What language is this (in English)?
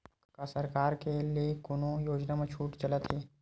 Chhattisgarhi